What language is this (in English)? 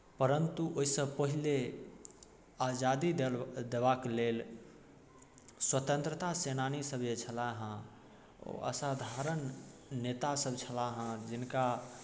Maithili